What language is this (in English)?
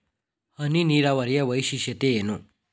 Kannada